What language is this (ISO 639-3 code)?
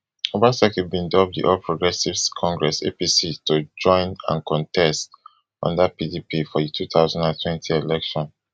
pcm